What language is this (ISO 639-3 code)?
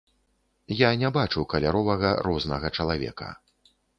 bel